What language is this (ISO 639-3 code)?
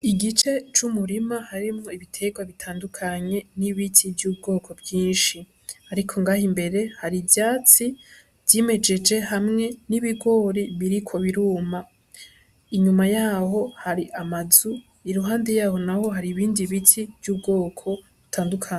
run